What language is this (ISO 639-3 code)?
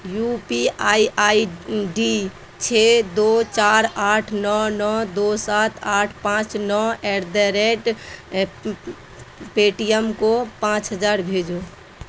urd